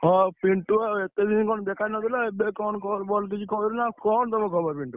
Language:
Odia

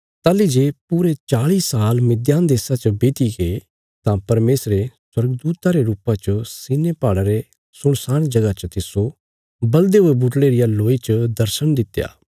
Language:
Bilaspuri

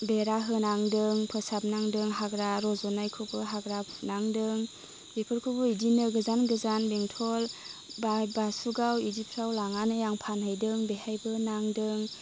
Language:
Bodo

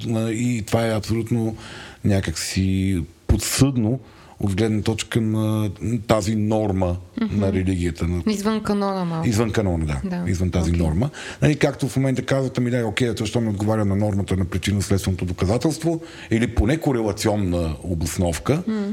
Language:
Bulgarian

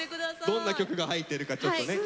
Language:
Japanese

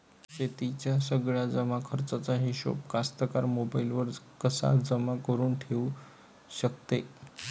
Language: Marathi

